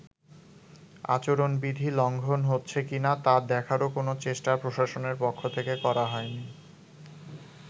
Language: Bangla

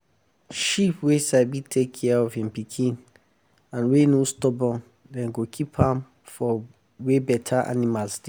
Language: Nigerian Pidgin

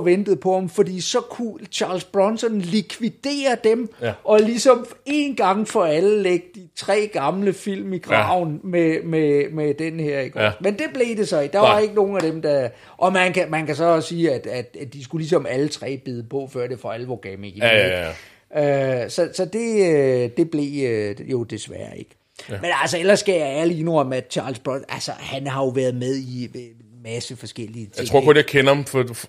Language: Danish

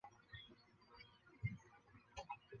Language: Chinese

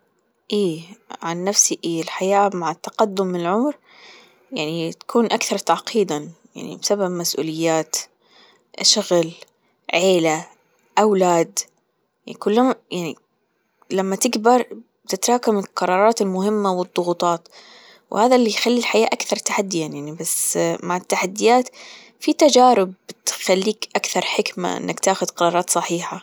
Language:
Gulf Arabic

